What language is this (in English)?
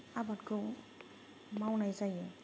Bodo